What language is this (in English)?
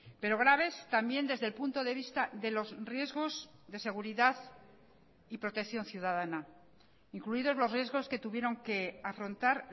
Spanish